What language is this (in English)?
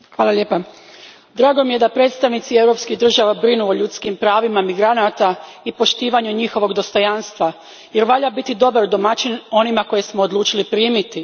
Croatian